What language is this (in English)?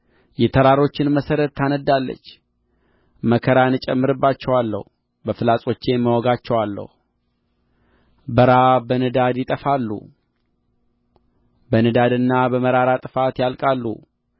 Amharic